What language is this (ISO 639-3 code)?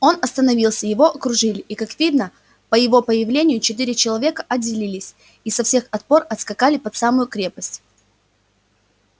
rus